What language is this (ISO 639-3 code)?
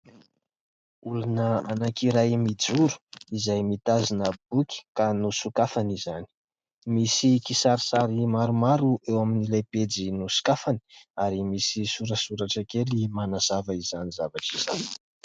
mlg